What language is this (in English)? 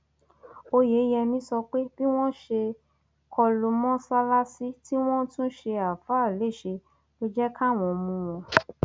Yoruba